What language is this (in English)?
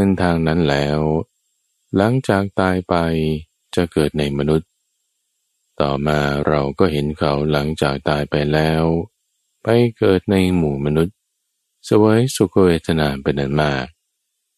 Thai